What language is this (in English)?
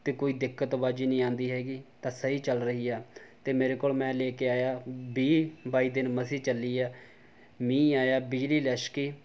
Punjabi